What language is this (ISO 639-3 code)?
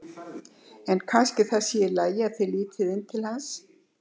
isl